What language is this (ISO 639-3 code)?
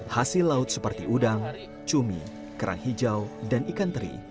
ind